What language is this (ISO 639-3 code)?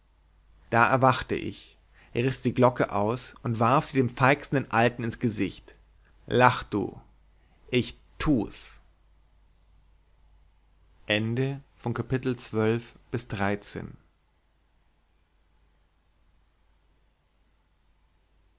deu